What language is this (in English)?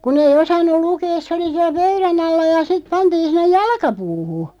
Finnish